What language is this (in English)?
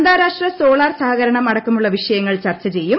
Malayalam